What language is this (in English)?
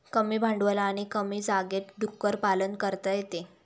Marathi